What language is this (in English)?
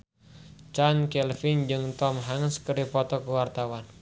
Sundanese